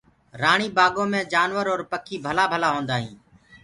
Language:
Gurgula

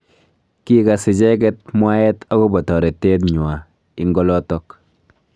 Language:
Kalenjin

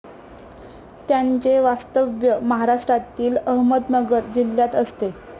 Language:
Marathi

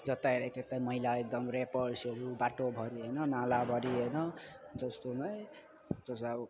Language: Nepali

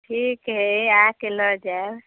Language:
Maithili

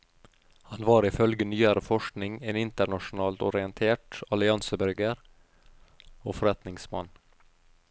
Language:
Norwegian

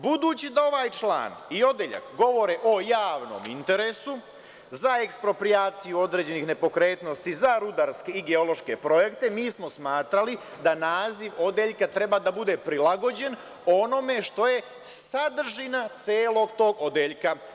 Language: Serbian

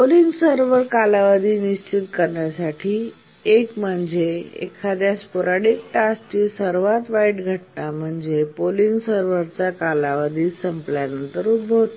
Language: Marathi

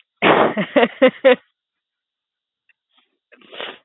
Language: Gujarati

